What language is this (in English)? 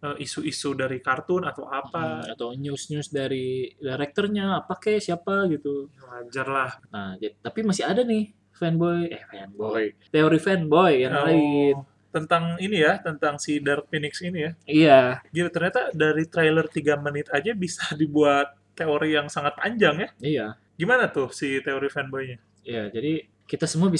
Indonesian